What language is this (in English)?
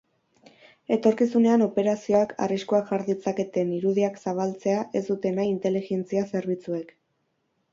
Basque